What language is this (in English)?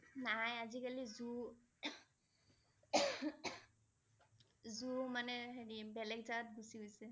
Assamese